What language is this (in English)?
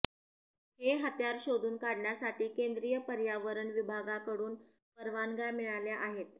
Marathi